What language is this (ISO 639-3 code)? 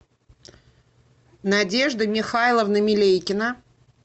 rus